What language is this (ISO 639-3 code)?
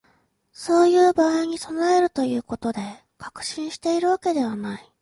jpn